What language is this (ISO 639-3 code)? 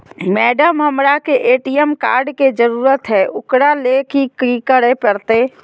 mag